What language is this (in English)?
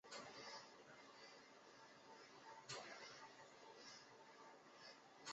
Chinese